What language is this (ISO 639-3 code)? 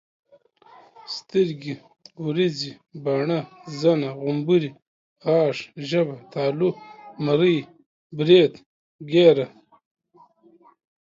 pus